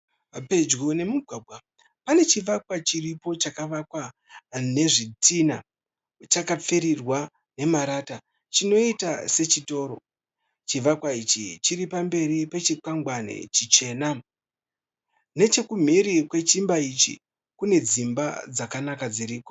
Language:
Shona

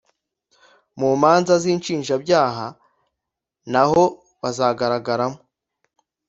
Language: Kinyarwanda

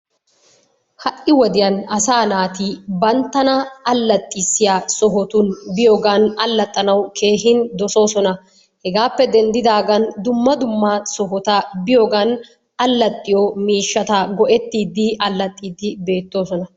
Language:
Wolaytta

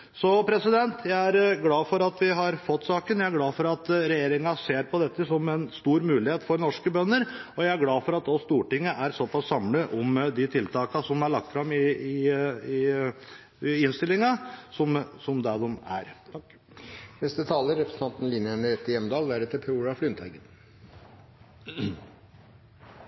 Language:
Norwegian Bokmål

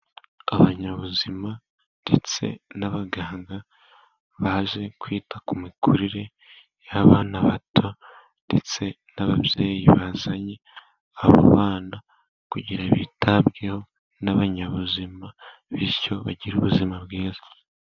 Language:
Kinyarwanda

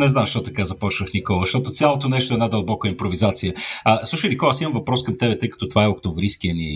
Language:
Bulgarian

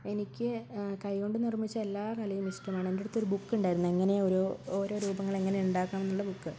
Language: Malayalam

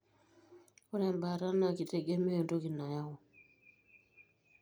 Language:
Masai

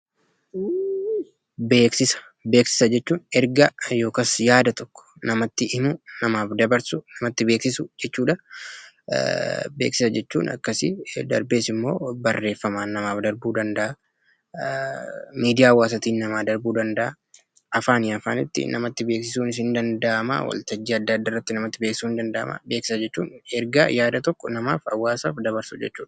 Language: Oromo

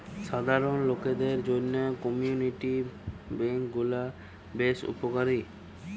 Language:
Bangla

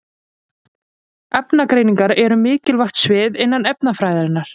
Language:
Icelandic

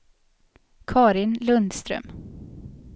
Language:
Swedish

